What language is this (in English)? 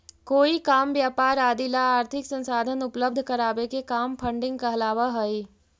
Magahi